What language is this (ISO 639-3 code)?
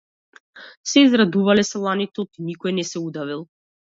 mkd